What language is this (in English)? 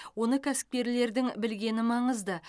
Kazakh